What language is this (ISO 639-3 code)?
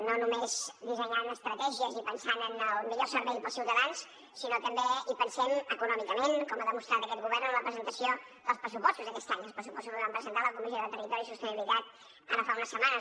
cat